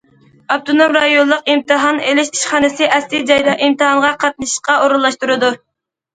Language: Uyghur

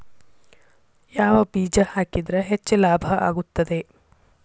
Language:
Kannada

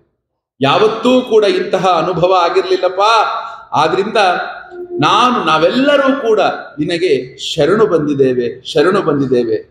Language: Kannada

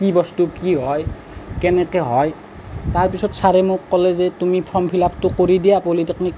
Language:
Assamese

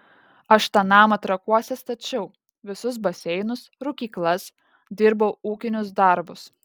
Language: Lithuanian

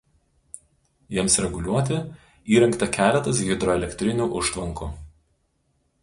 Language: Lithuanian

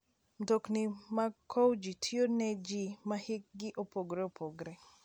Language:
Luo (Kenya and Tanzania)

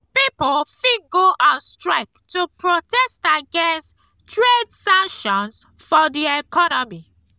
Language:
Nigerian Pidgin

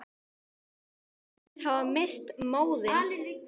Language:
Icelandic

